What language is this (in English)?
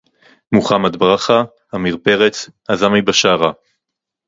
Hebrew